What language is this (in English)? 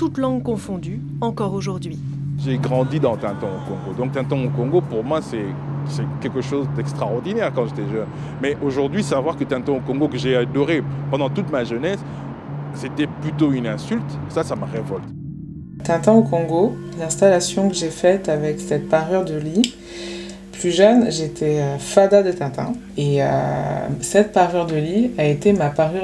French